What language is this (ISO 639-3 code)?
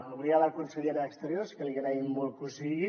cat